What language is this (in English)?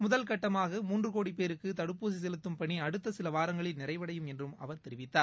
Tamil